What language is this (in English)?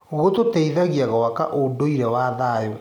Kikuyu